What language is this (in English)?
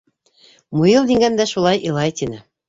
Bashkir